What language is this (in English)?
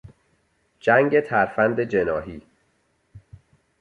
Persian